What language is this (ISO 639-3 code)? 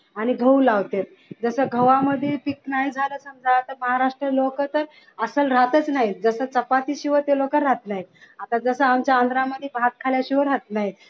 mar